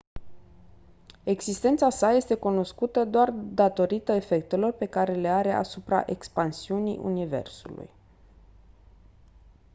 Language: Romanian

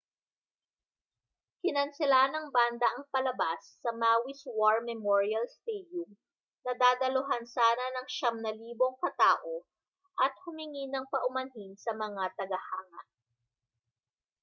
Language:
Filipino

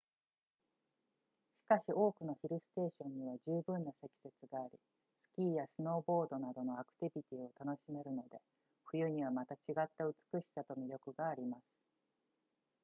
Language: Japanese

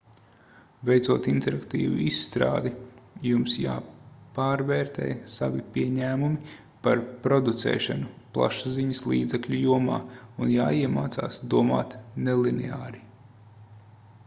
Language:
Latvian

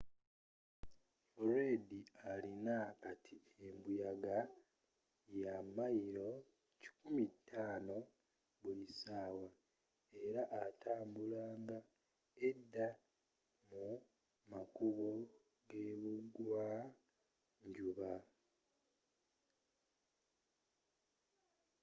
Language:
Ganda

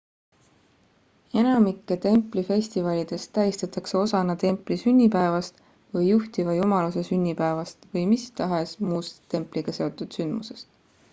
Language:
Estonian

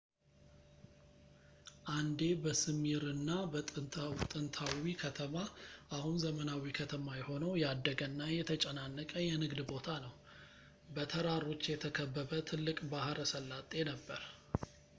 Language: Amharic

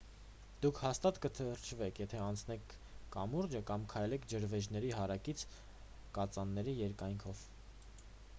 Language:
Armenian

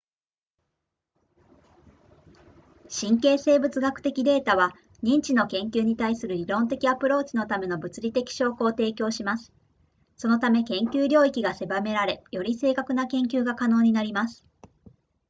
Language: Japanese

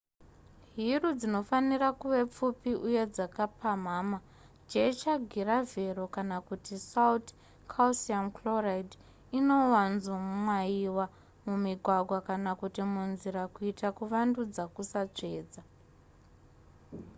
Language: Shona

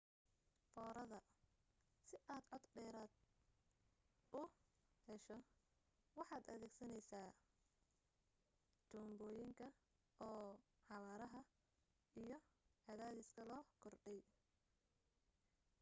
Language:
Somali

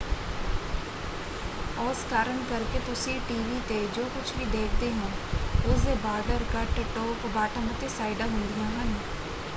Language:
Punjabi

